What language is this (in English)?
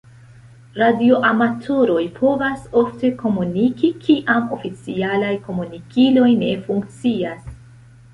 Esperanto